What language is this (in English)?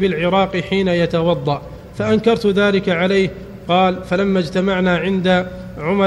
Arabic